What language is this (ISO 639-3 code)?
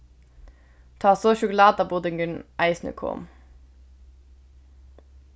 fao